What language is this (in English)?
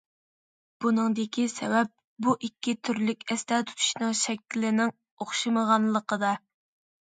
Uyghur